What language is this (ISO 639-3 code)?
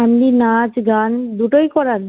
ben